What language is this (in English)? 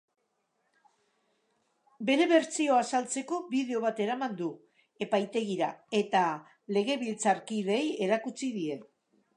Basque